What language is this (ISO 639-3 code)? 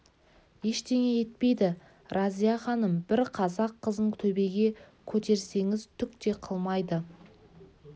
kaz